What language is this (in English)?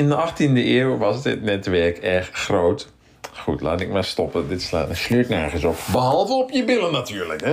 Dutch